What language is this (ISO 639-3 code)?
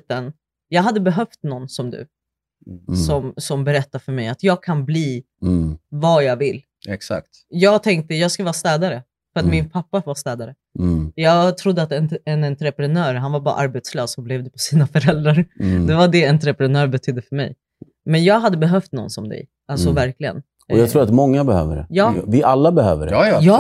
swe